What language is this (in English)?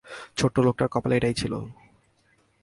Bangla